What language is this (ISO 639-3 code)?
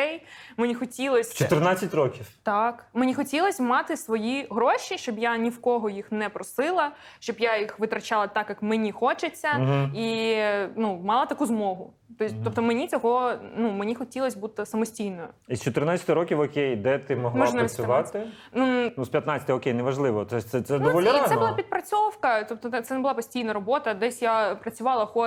ukr